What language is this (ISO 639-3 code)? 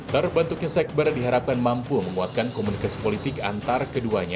ind